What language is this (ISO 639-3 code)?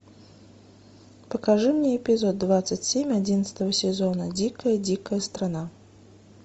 rus